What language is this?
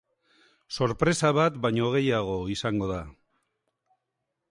Basque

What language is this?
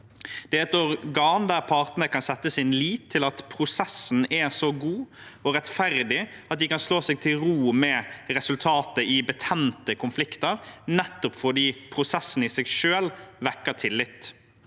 Norwegian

